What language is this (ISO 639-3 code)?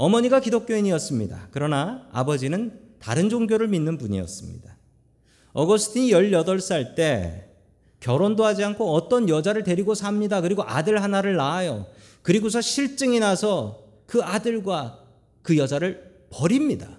kor